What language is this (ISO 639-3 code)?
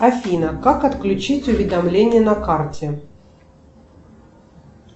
rus